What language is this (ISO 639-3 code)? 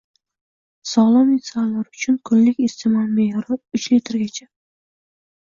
uzb